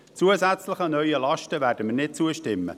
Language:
Swiss German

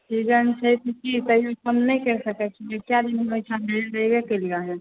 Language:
Maithili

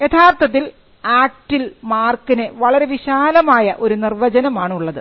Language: Malayalam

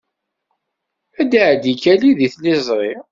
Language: Kabyle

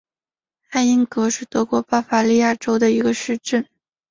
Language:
Chinese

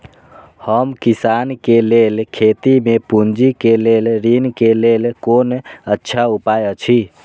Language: Maithili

